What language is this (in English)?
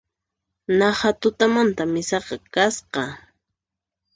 Puno Quechua